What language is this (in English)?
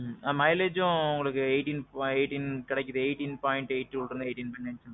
Tamil